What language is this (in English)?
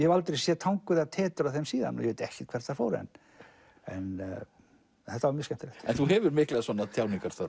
Icelandic